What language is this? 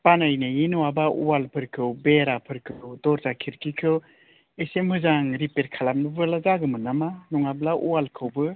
Bodo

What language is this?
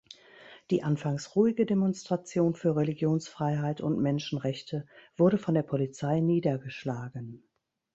German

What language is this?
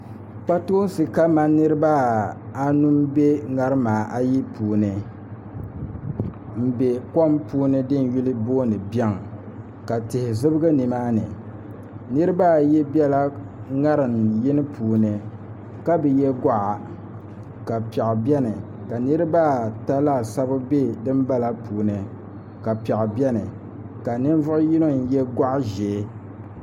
Dagbani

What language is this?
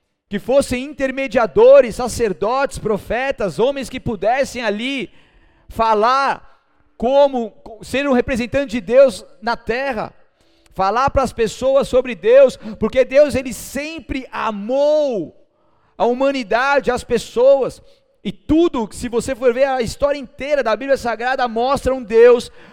Portuguese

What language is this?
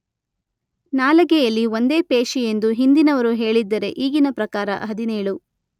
Kannada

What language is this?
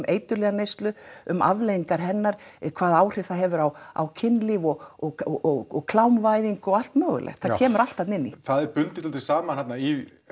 Icelandic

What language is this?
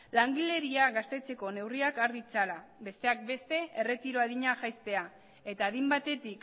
Basque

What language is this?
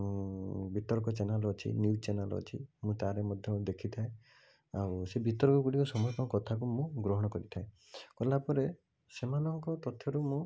Odia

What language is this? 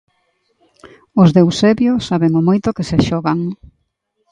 Galician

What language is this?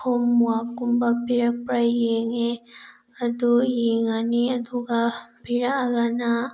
Manipuri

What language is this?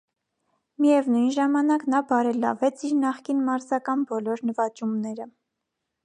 Armenian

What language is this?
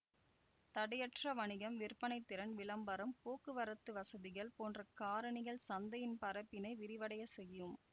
Tamil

